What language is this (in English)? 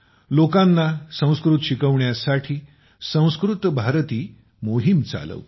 Marathi